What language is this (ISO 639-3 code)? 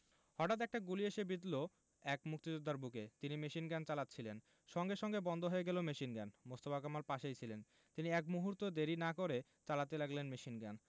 ben